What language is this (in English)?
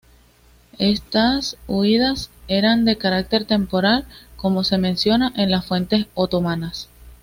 Spanish